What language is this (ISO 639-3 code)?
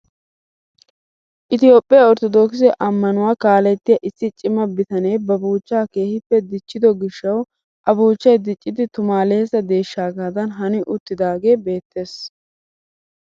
wal